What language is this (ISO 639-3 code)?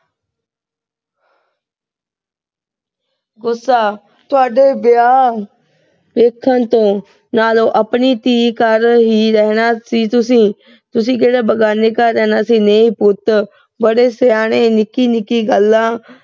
pan